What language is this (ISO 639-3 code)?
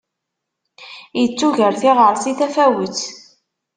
kab